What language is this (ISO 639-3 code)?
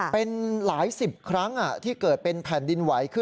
tha